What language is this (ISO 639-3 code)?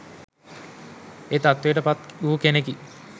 sin